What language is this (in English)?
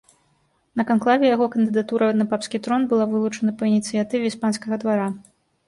Belarusian